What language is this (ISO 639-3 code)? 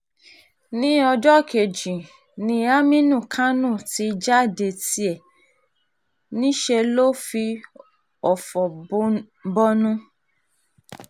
yor